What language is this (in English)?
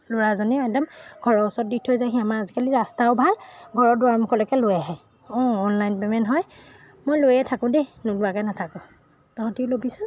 Assamese